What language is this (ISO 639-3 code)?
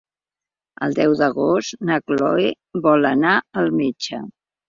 cat